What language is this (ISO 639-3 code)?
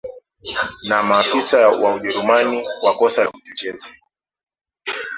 swa